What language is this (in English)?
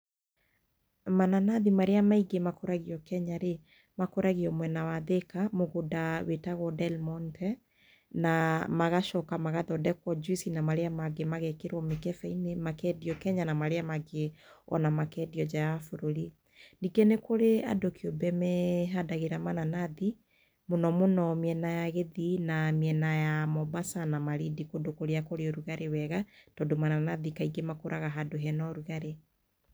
Kikuyu